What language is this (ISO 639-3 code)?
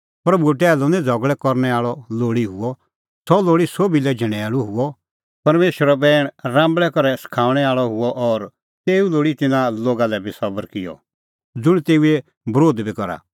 kfx